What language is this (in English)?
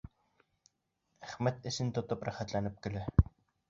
Bashkir